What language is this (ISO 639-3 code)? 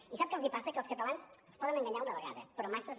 cat